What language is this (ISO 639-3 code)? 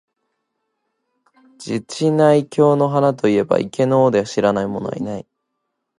jpn